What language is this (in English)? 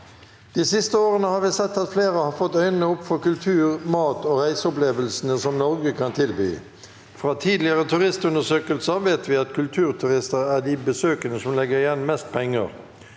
Norwegian